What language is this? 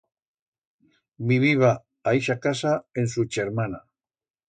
Aragonese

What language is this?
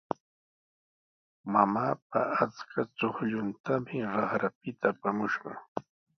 Sihuas Ancash Quechua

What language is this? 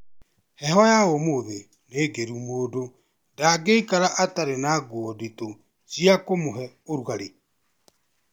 Kikuyu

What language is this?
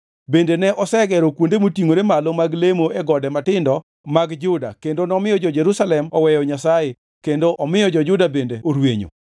Luo (Kenya and Tanzania)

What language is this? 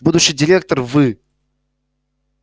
Russian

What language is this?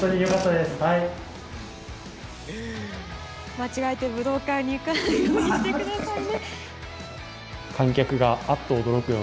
Japanese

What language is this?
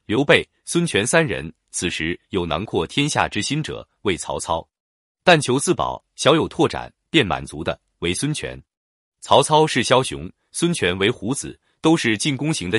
Chinese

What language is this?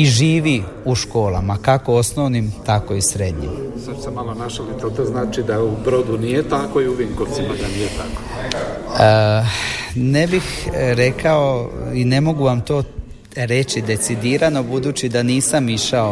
Croatian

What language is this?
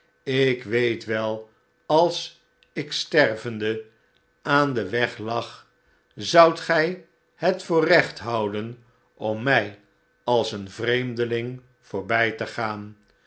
Dutch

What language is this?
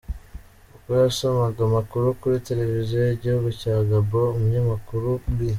Kinyarwanda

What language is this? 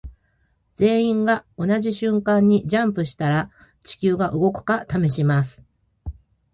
Japanese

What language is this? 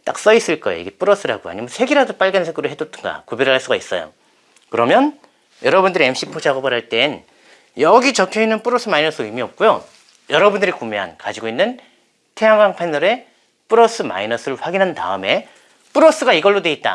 Korean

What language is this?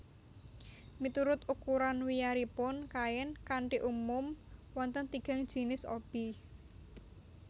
Javanese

